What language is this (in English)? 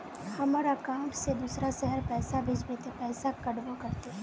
Magahi